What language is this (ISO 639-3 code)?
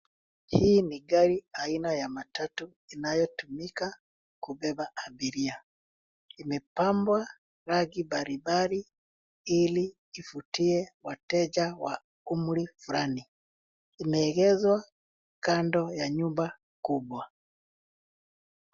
swa